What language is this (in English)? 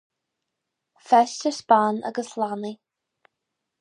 Irish